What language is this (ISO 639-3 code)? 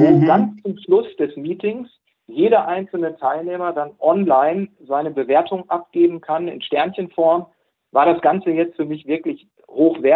deu